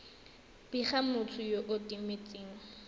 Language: Tswana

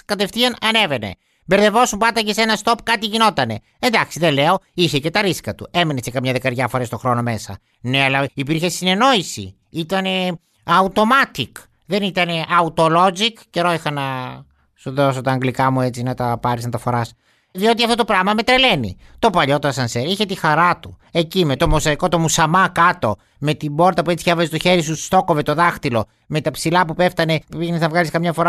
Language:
Greek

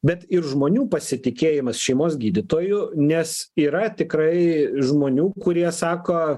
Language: Lithuanian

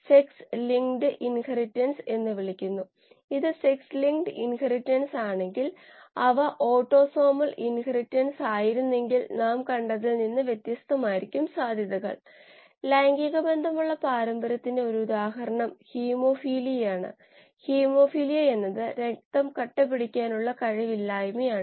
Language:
Malayalam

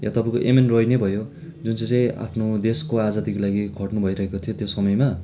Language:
Nepali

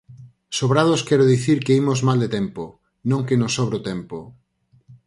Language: Galician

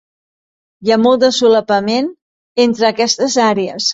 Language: Catalan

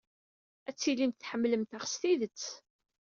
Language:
Kabyle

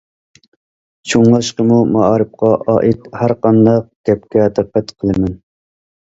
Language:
Uyghur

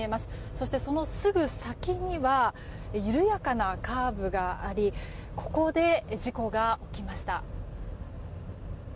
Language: Japanese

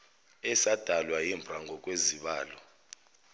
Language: Zulu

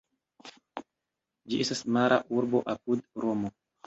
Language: Esperanto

